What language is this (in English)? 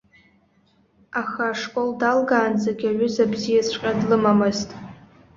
Abkhazian